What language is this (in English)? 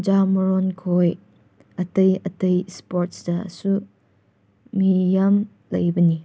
Manipuri